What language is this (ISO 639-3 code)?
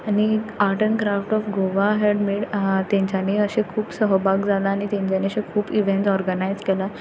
kok